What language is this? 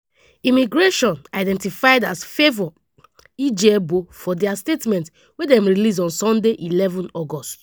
Nigerian Pidgin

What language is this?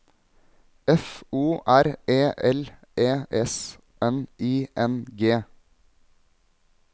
Norwegian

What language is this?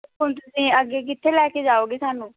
Punjabi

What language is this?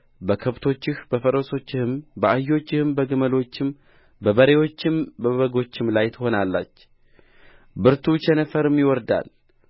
Amharic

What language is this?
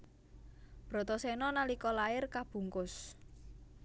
Javanese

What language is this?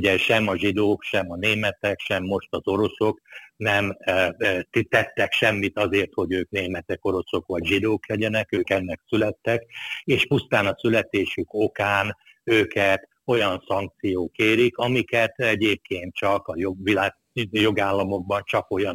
Hungarian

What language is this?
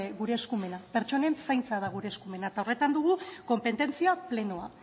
Basque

